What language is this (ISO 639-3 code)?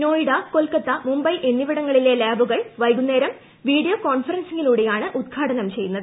mal